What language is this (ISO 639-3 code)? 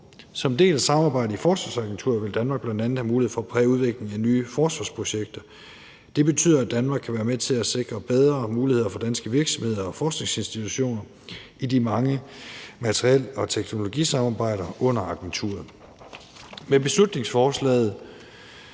dan